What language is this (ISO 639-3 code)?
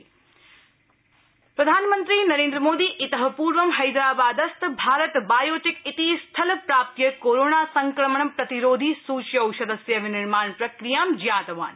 san